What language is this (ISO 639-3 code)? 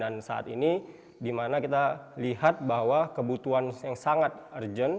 ind